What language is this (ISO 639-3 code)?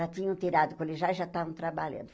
por